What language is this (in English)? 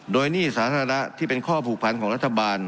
Thai